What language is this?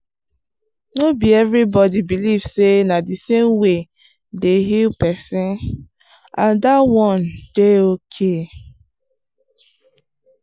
Nigerian Pidgin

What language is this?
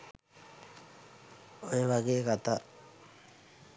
Sinhala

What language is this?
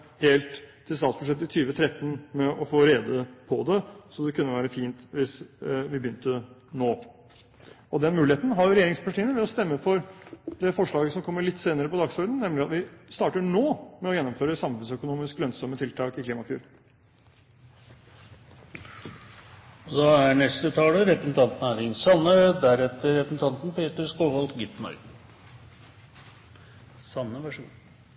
Norwegian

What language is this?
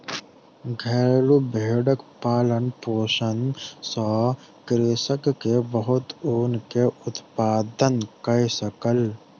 Maithili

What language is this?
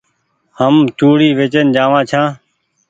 Goaria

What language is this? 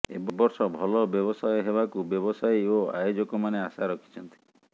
Odia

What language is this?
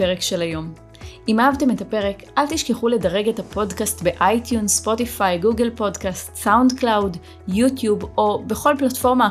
Hebrew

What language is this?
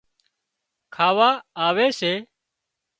Wadiyara Koli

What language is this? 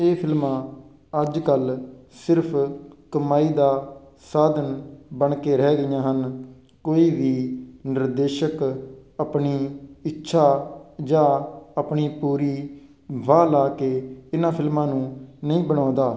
Punjabi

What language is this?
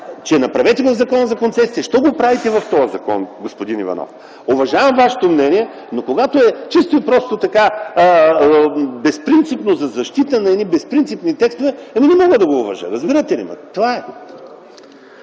Bulgarian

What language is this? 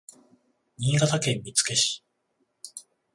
Japanese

